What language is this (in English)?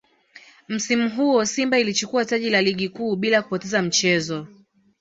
Swahili